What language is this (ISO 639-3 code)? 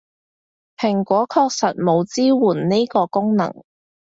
yue